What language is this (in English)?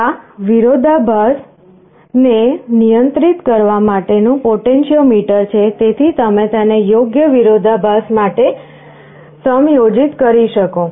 Gujarati